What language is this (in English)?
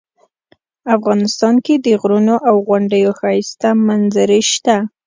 Pashto